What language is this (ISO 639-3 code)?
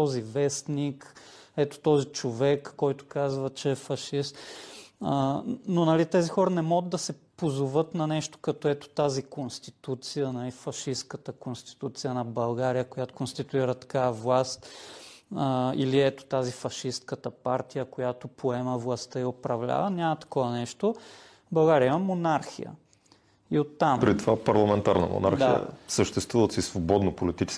bul